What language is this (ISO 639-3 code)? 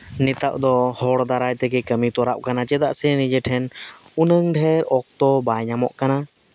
sat